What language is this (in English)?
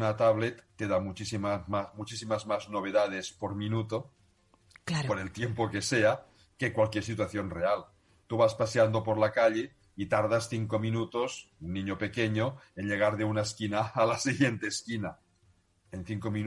Spanish